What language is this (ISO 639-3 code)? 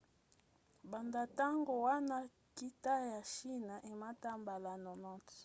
lin